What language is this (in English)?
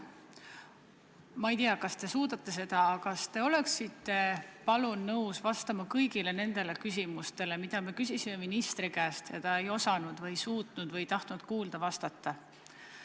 Estonian